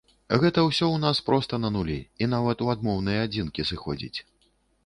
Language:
Belarusian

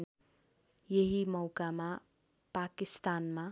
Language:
Nepali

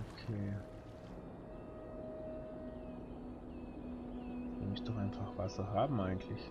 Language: German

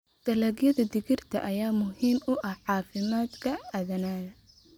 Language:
Somali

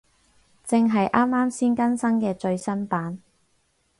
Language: Cantonese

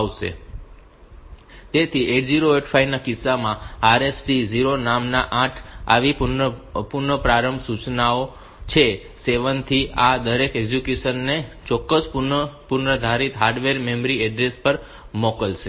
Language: Gujarati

